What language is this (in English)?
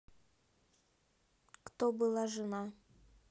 Russian